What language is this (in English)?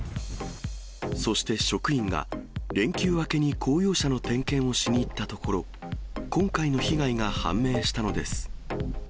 Japanese